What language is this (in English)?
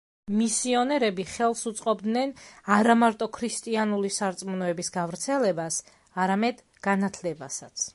Georgian